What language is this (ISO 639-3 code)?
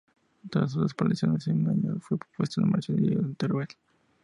spa